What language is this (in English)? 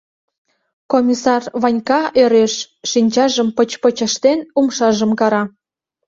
Mari